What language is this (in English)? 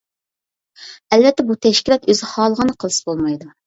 Uyghur